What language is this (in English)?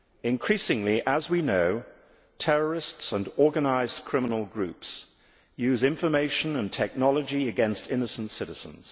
English